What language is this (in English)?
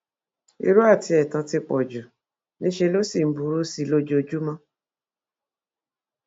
Yoruba